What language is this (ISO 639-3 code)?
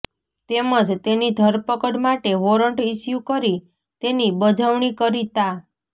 guj